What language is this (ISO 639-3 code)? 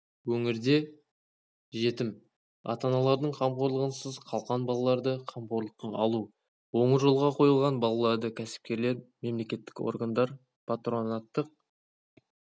kaz